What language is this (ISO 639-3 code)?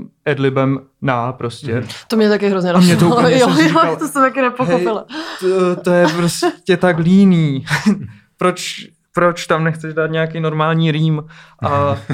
ces